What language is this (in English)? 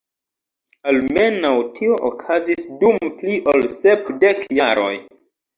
Esperanto